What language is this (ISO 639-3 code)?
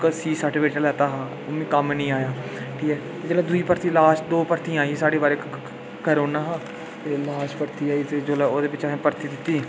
doi